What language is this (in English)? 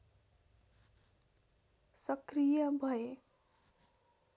Nepali